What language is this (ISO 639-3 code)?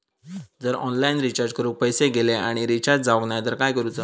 mar